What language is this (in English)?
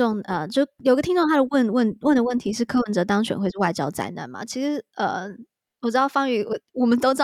Chinese